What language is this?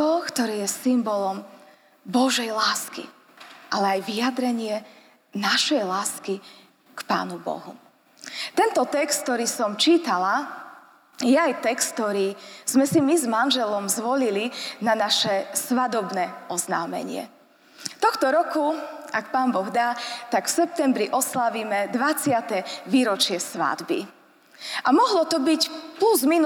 Slovak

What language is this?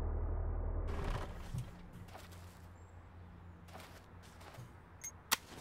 German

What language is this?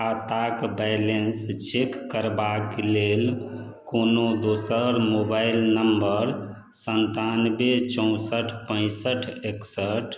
Maithili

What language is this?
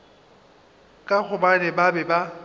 Northern Sotho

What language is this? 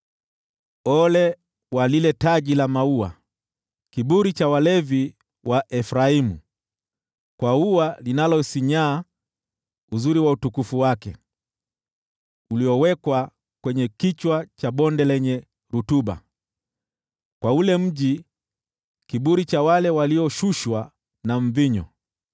Swahili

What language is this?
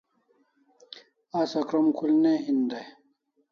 Kalasha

